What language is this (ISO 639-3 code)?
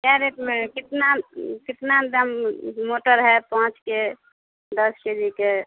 mai